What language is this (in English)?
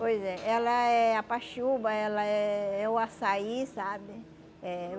Portuguese